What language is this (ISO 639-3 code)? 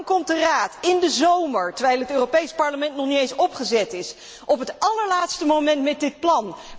nld